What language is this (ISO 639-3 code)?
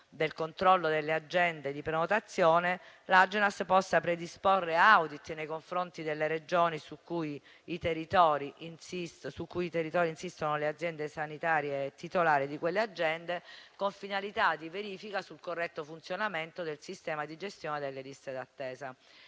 ita